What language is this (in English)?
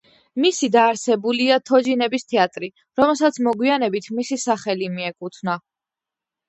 Georgian